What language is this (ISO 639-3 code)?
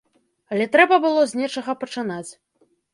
bel